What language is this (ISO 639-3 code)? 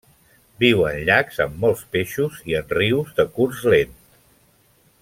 cat